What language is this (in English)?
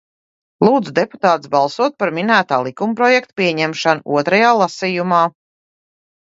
Latvian